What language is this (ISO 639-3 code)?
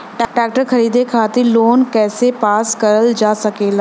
bho